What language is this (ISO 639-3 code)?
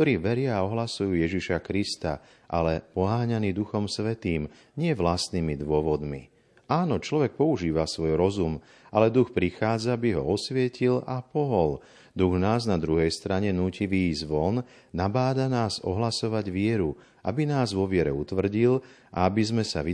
slk